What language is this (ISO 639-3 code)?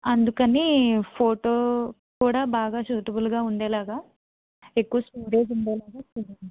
tel